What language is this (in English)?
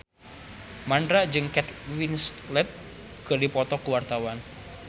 Sundanese